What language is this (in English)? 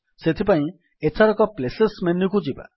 Odia